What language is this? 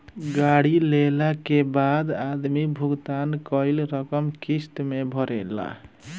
Bhojpuri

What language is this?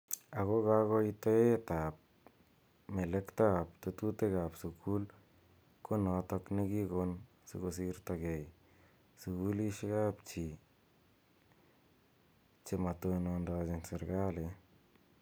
Kalenjin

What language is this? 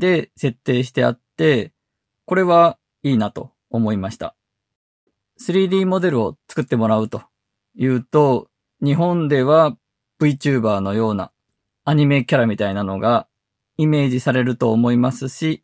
Japanese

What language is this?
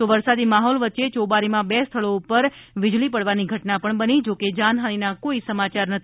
Gujarati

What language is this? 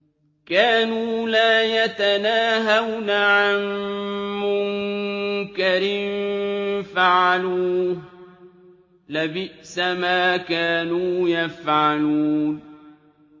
Arabic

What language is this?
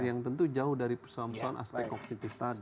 Indonesian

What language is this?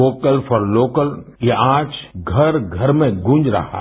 Hindi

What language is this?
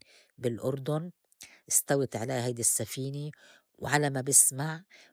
North Levantine Arabic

